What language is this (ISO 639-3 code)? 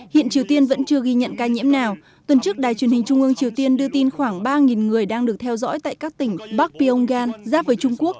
vie